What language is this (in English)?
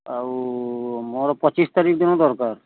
Odia